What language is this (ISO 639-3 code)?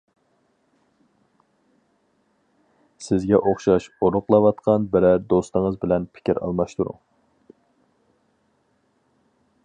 uig